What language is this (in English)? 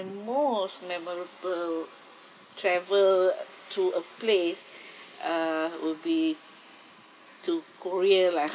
English